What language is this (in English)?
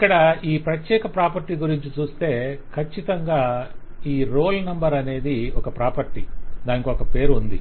Telugu